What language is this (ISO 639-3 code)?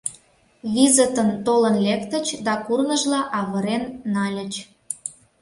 chm